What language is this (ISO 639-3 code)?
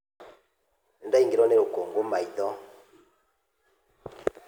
kik